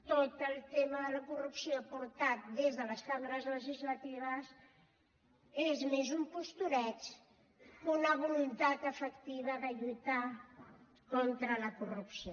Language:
Catalan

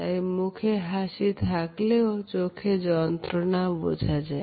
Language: Bangla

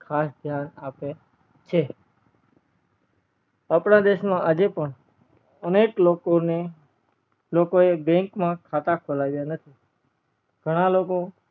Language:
Gujarati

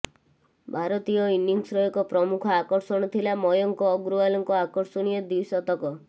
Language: Odia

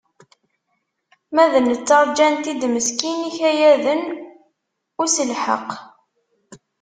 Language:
Kabyle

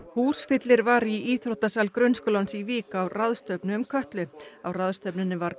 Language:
Icelandic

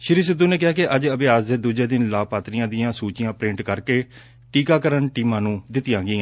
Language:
Punjabi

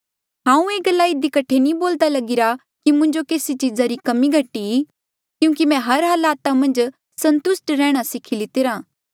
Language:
Mandeali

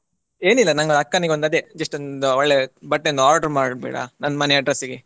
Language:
Kannada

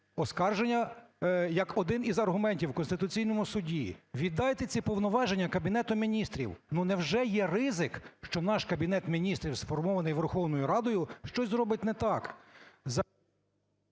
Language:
Ukrainian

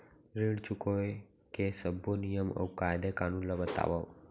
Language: Chhattisgarhi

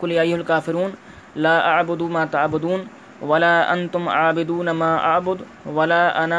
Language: Urdu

